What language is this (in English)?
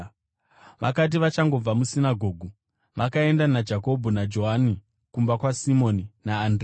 Shona